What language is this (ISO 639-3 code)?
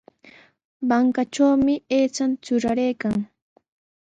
qws